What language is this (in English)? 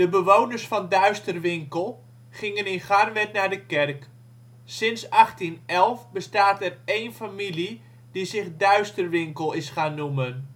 Dutch